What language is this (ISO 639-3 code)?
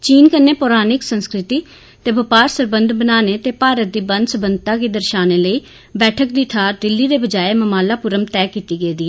doi